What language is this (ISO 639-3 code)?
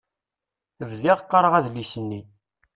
kab